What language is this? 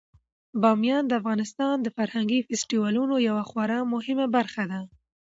Pashto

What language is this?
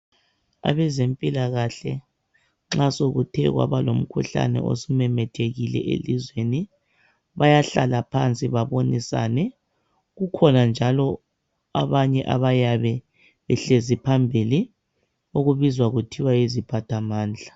North Ndebele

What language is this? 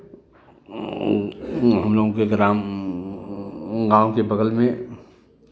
Hindi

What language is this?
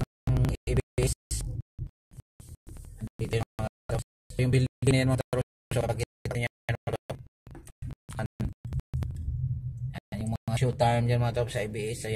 Filipino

